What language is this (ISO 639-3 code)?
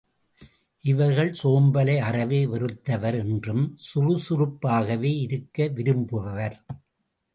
tam